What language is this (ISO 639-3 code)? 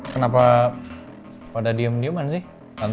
ind